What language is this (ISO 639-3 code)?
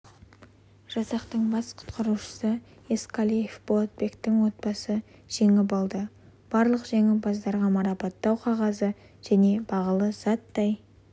kaz